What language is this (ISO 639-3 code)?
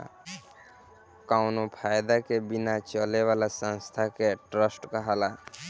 bho